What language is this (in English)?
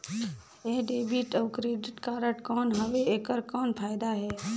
Chhattisgarhi